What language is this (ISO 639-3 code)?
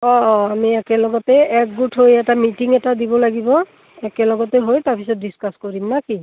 asm